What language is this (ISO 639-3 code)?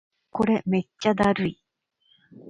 jpn